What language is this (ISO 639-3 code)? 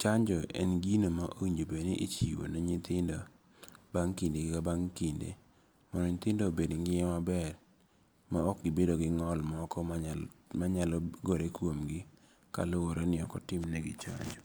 luo